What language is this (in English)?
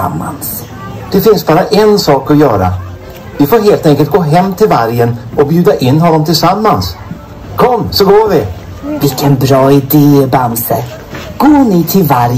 Swedish